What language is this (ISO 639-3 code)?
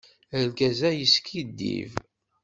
kab